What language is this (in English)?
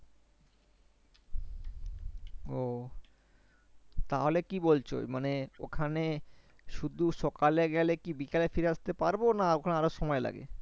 Bangla